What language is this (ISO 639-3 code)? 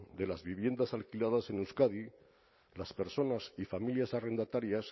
spa